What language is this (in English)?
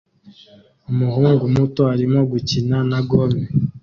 Kinyarwanda